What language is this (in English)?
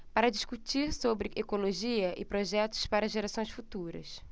Portuguese